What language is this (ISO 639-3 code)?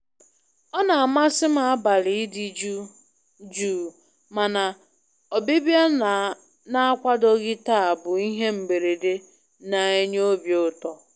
ibo